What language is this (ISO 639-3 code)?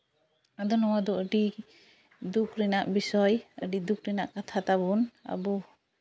sat